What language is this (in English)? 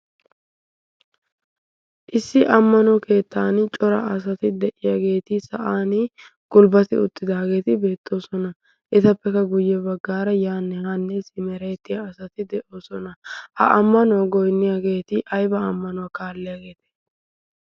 Wolaytta